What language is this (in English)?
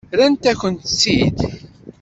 Kabyle